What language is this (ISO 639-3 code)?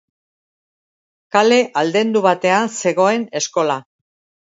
eus